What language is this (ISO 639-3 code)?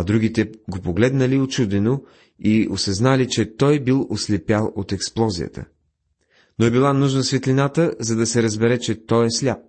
bul